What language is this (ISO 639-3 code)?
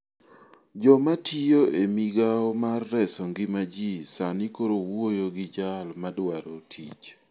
luo